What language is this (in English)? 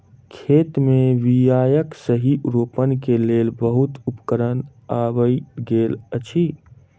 Maithili